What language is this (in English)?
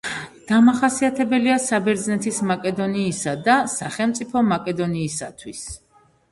Georgian